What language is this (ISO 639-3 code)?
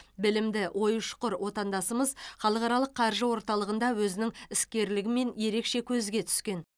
kaz